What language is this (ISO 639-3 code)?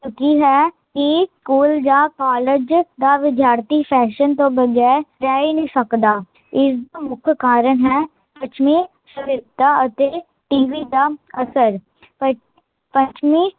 pan